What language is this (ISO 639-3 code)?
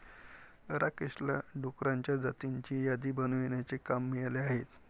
mar